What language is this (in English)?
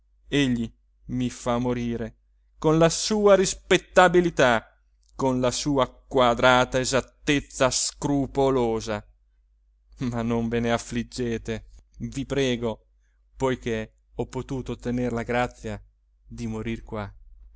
Italian